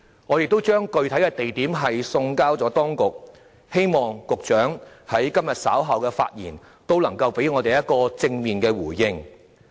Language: Cantonese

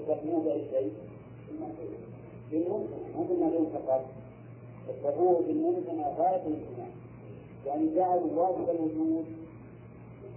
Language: Arabic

